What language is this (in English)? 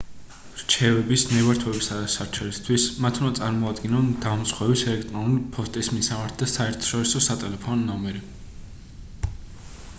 Georgian